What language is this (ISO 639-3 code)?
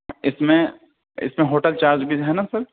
urd